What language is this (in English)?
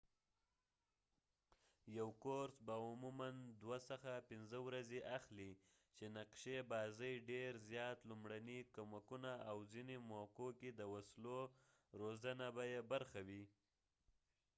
Pashto